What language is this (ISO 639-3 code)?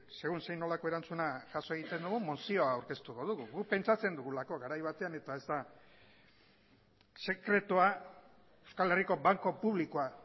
eus